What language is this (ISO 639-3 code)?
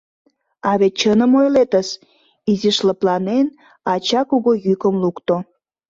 chm